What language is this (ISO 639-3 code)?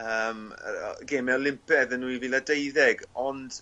cym